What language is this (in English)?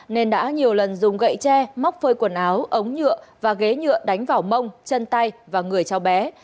Vietnamese